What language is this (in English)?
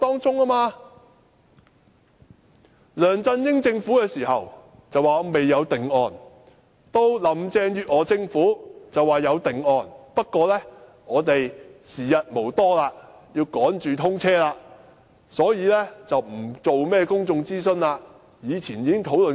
Cantonese